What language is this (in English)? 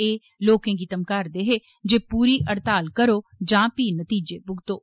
Dogri